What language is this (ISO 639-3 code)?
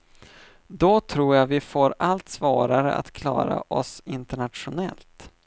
swe